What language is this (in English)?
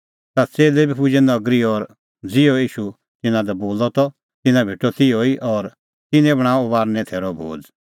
Kullu Pahari